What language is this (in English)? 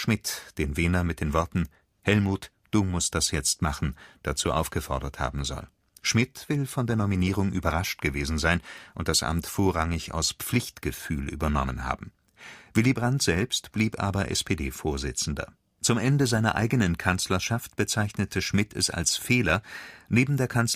German